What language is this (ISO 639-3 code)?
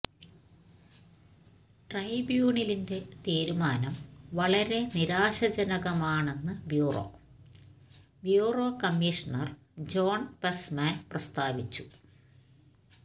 mal